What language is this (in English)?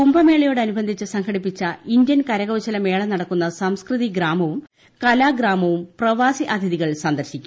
Malayalam